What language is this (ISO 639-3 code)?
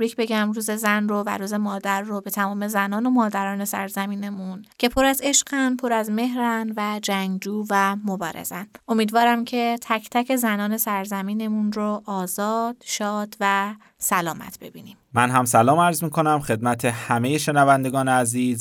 fas